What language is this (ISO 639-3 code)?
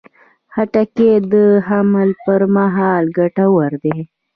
pus